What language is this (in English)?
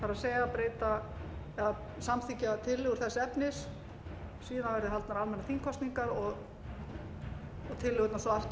Icelandic